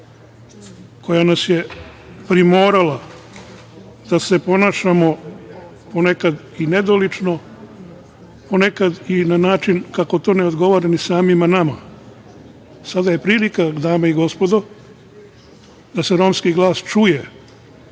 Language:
Serbian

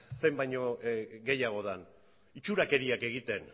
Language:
Basque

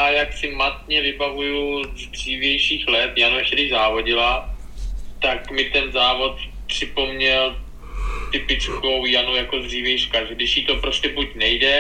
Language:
Czech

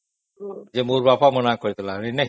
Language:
Odia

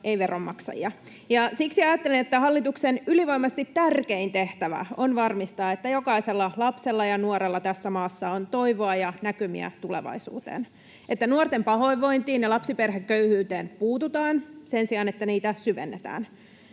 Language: Finnish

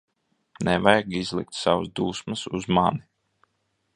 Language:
Latvian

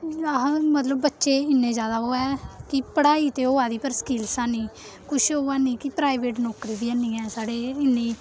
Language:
Dogri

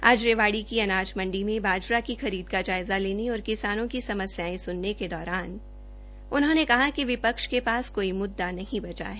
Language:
Hindi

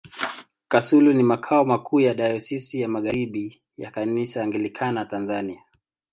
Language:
Swahili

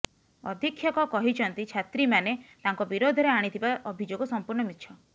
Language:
Odia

